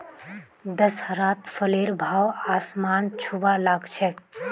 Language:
Magahi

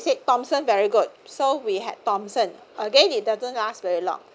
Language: English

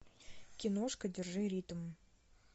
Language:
Russian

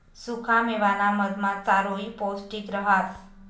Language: Marathi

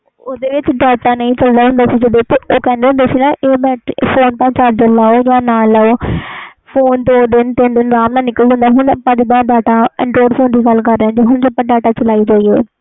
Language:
Punjabi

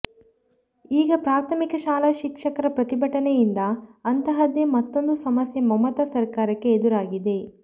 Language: Kannada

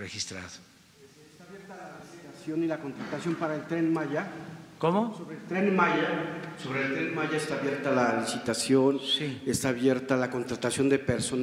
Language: Spanish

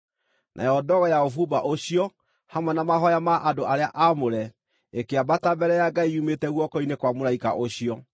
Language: Kikuyu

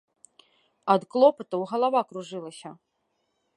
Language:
Belarusian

